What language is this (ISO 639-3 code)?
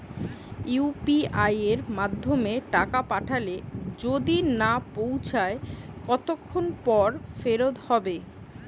ben